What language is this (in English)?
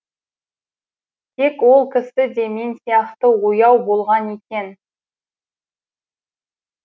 Kazakh